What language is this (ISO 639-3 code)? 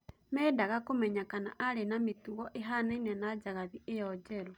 kik